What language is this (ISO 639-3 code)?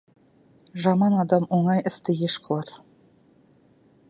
kaz